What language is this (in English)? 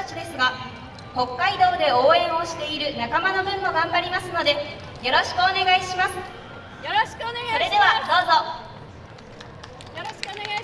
Japanese